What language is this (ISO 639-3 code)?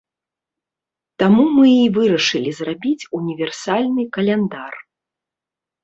bel